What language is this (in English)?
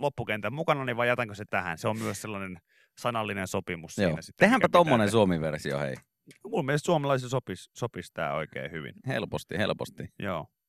Finnish